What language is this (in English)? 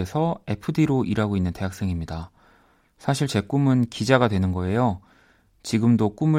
Korean